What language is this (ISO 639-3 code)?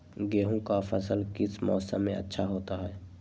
mag